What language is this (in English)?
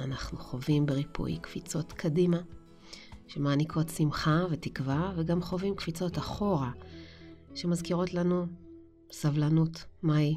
Hebrew